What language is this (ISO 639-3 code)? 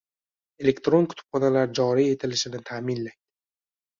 uzb